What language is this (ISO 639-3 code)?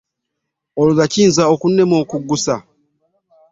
lug